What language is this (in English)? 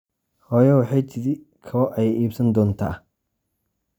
Somali